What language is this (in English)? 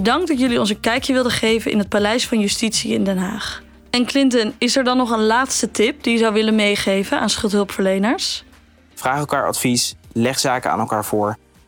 Dutch